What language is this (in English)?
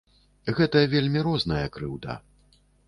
Belarusian